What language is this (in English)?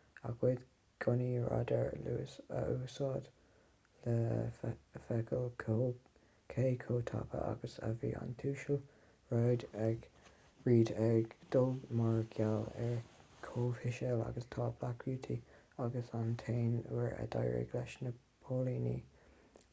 Irish